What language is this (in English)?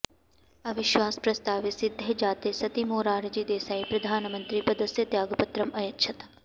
Sanskrit